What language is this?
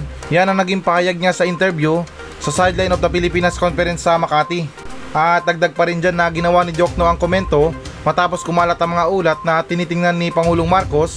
Filipino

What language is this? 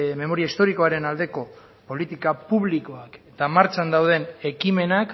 Basque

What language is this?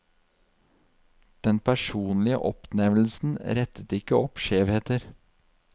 Norwegian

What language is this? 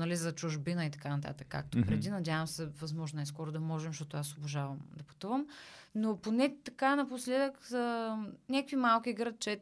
Bulgarian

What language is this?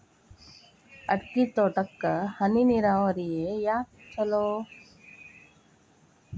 Kannada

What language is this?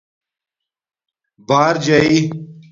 Domaaki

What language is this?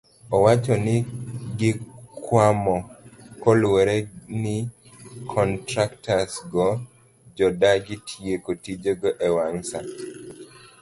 Luo (Kenya and Tanzania)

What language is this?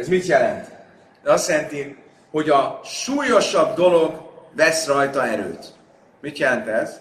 Hungarian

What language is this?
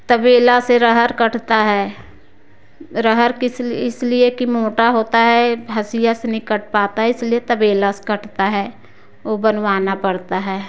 Hindi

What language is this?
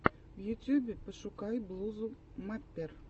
Russian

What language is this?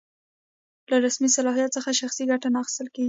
Pashto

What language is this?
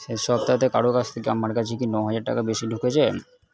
Bangla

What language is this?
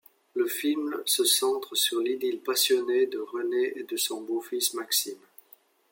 French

